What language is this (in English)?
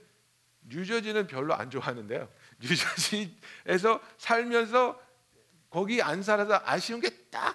Korean